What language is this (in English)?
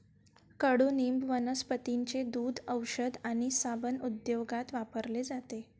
Marathi